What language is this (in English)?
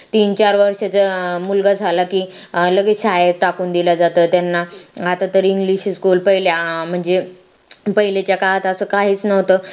Marathi